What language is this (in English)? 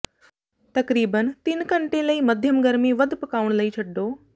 Punjabi